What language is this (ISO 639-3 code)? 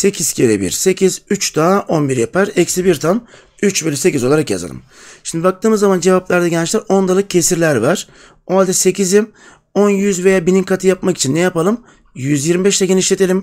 tur